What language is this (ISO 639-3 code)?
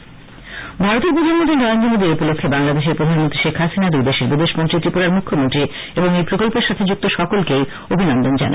ben